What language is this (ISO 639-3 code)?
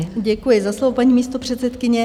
ces